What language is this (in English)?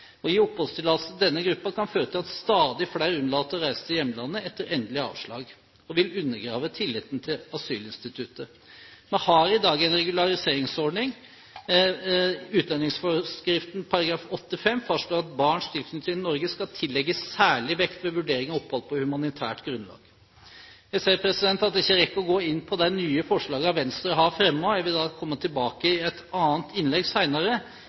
Norwegian Bokmål